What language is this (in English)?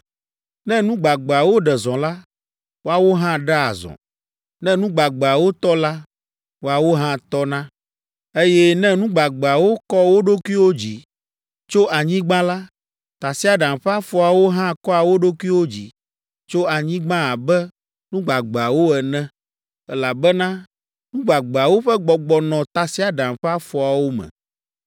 Ewe